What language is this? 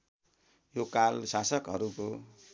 Nepali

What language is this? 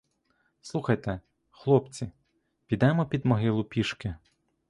Ukrainian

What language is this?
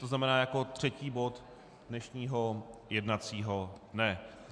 Czech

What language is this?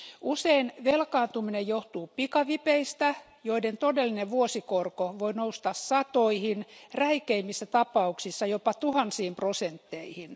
Finnish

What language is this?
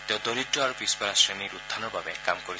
Assamese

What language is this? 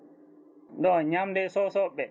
Fula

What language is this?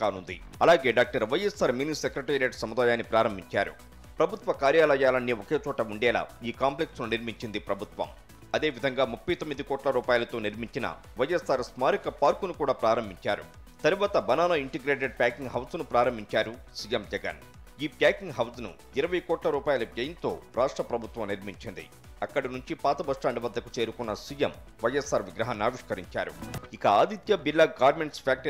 Telugu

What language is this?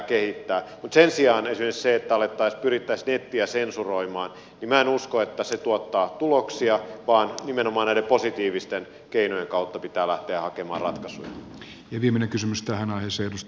Finnish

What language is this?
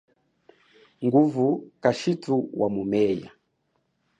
Chokwe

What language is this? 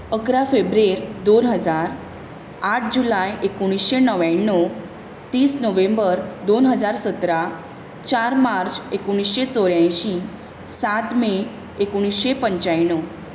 Konkani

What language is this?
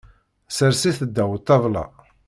Kabyle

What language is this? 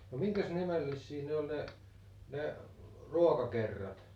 Finnish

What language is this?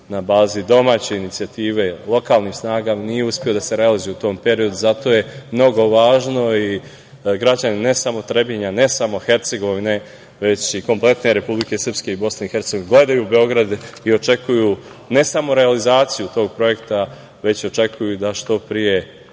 Serbian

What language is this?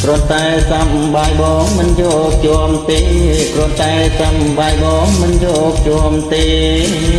Khmer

